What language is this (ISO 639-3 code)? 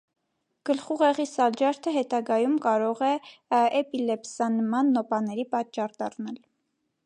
hye